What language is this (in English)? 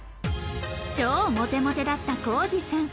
Japanese